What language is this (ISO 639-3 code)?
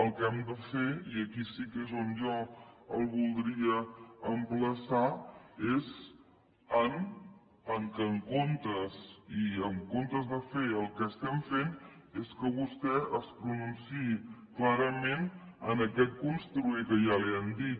cat